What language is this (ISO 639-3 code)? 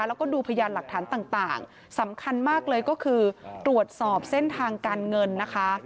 tha